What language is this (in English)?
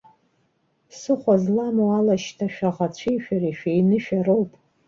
Abkhazian